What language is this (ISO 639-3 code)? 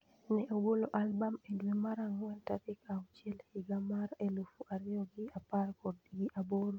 luo